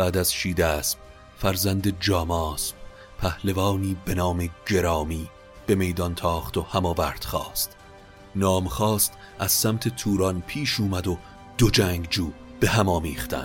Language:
Persian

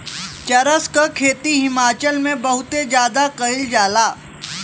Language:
Bhojpuri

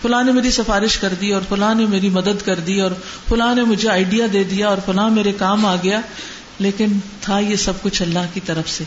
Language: Urdu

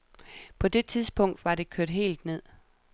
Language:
Danish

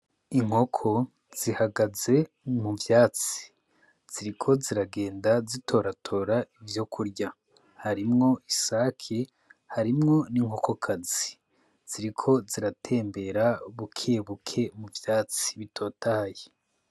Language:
Rundi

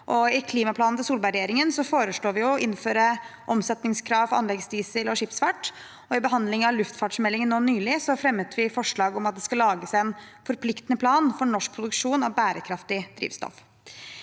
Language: Norwegian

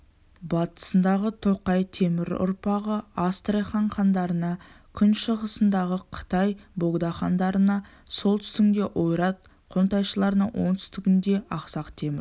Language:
Kazakh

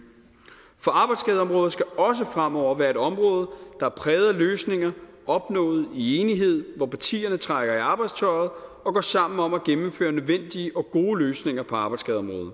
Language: Danish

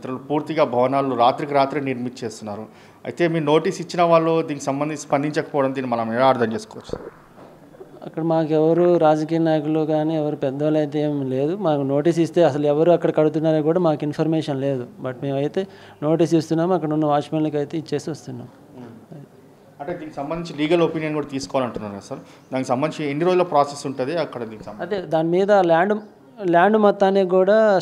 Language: Hindi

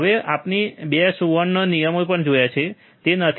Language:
Gujarati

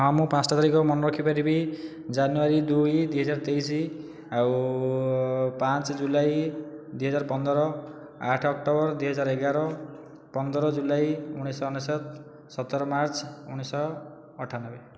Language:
Odia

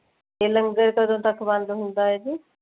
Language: Punjabi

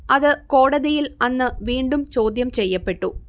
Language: Malayalam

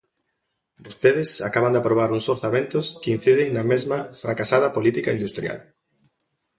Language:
Galician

